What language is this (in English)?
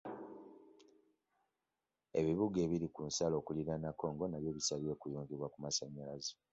Ganda